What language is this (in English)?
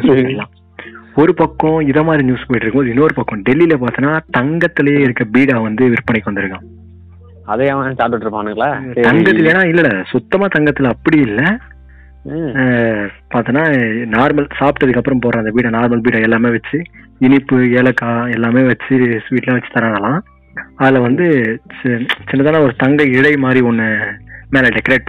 Tamil